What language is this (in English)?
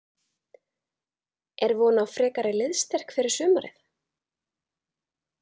Icelandic